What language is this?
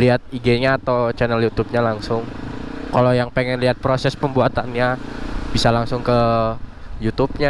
Indonesian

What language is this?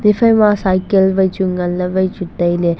Wancho Naga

